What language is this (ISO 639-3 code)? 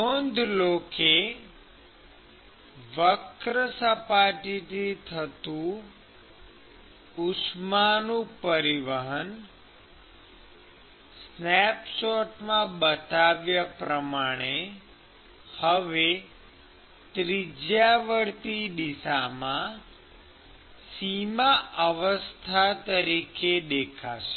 guj